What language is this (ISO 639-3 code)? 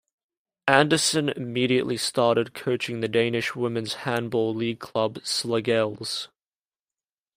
eng